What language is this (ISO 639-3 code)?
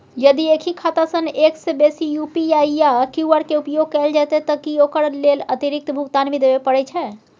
mai